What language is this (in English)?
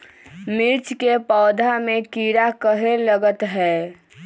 Magahi